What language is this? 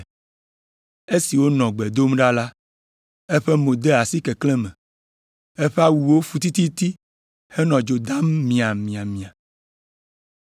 Ewe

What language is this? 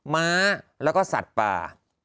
Thai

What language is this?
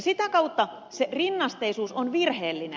Finnish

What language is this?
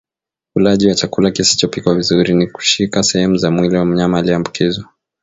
Swahili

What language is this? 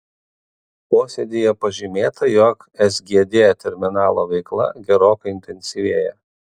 Lithuanian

